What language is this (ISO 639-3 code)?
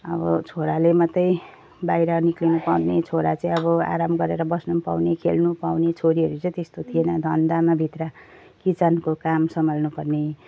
nep